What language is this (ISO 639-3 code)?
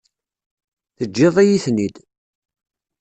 kab